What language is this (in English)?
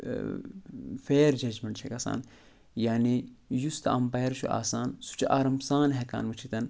Kashmiri